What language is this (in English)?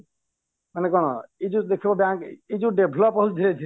Odia